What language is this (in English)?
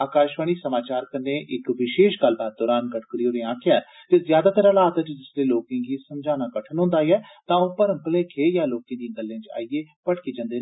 Dogri